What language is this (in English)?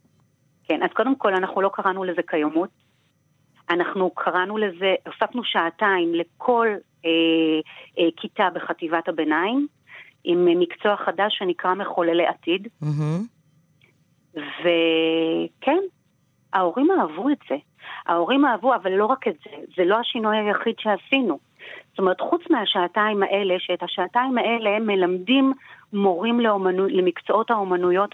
Hebrew